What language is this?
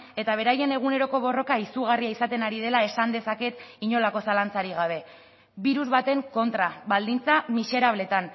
Basque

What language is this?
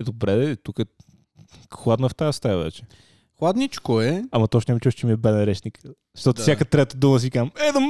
Bulgarian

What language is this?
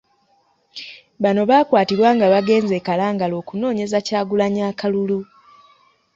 Ganda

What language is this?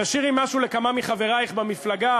Hebrew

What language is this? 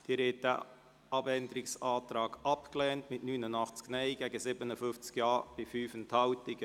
Swiss German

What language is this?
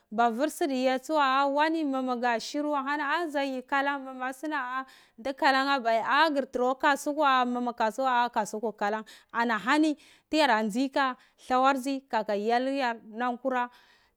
Cibak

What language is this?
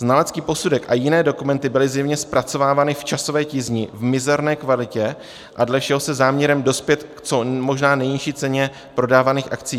Czech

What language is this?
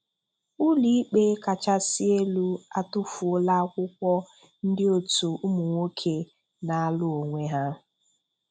Igbo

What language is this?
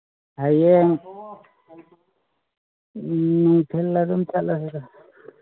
Manipuri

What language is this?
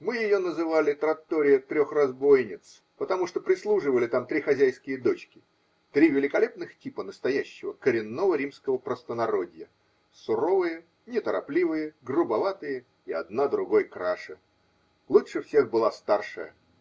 Russian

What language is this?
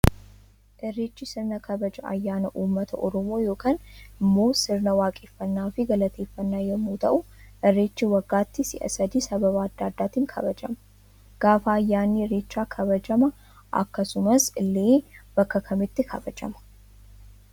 Oromo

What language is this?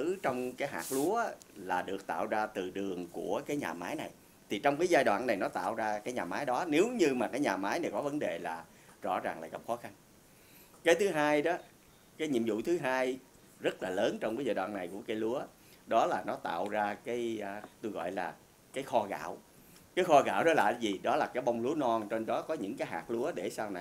Vietnamese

